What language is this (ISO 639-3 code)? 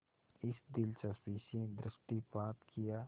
hin